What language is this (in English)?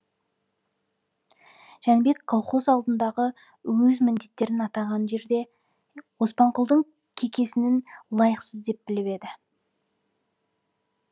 Kazakh